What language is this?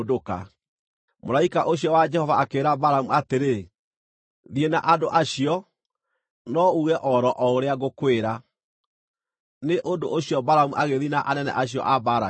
Kikuyu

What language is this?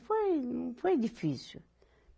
Portuguese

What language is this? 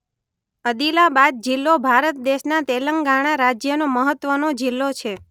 Gujarati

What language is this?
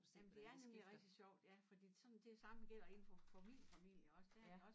Danish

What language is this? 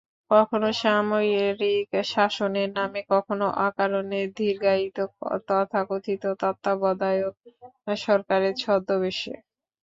Bangla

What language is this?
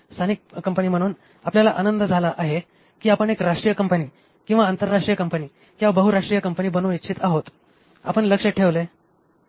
Marathi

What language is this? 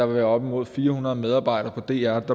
Danish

